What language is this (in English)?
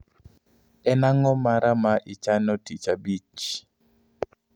Luo (Kenya and Tanzania)